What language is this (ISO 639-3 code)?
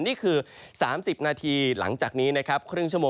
tha